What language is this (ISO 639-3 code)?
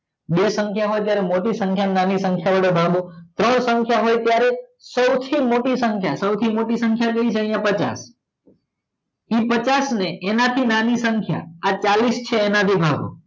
guj